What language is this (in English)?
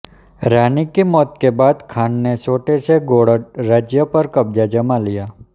Hindi